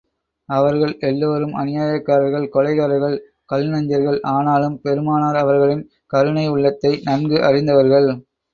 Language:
Tamil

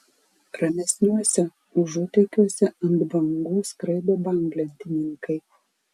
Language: Lithuanian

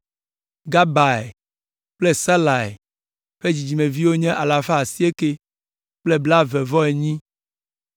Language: Ewe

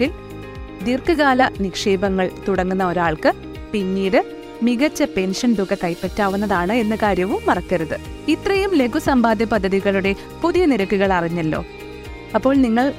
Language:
Malayalam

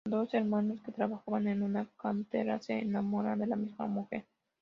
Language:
Spanish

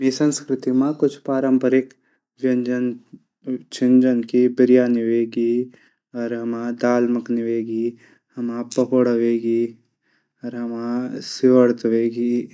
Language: Garhwali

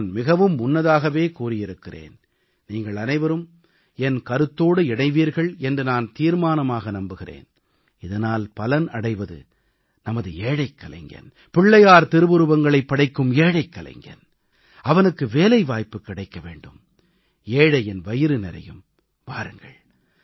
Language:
Tamil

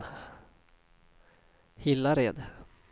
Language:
Swedish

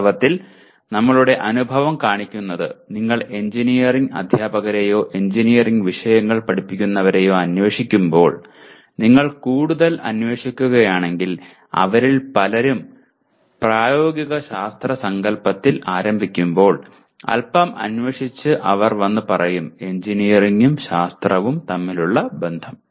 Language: Malayalam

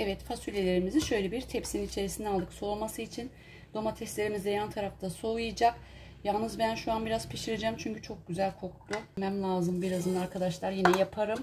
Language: Turkish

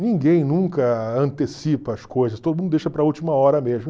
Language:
Portuguese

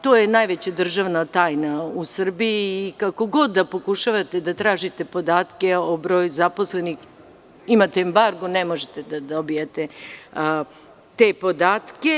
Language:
Serbian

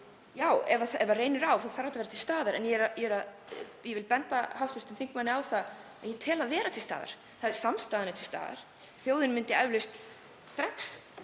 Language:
Icelandic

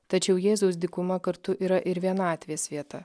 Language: Lithuanian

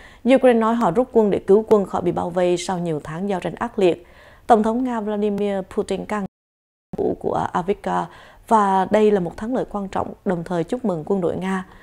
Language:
Vietnamese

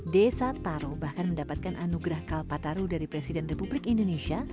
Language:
Indonesian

